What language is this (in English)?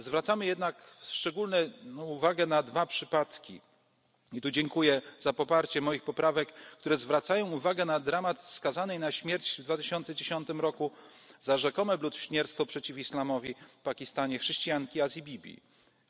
Polish